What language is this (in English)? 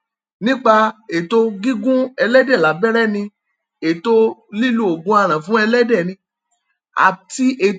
Yoruba